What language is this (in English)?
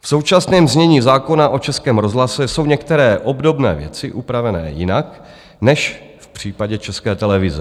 Czech